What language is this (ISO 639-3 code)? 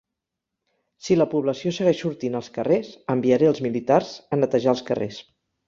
cat